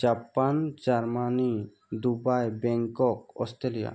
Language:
Assamese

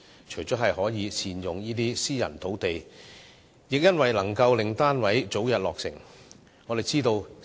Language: Cantonese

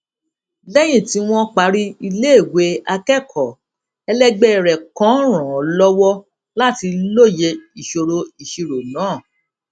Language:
Yoruba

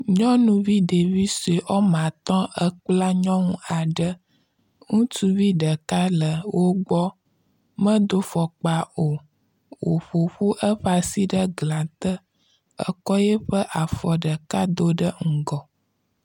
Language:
Ewe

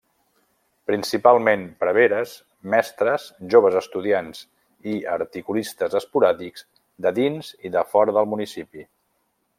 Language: Catalan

